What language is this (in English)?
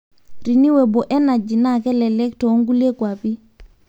Masai